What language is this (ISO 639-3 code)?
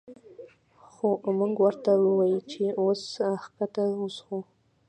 pus